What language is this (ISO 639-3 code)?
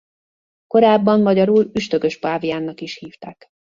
hun